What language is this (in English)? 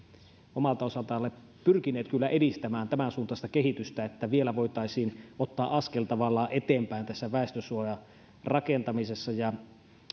Finnish